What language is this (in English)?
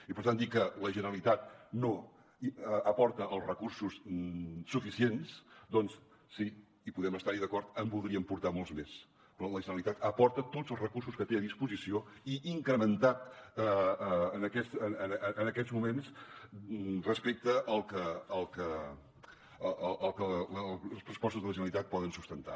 Catalan